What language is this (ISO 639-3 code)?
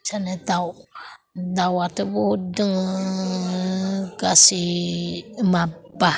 brx